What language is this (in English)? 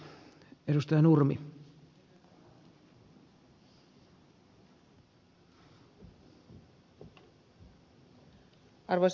Finnish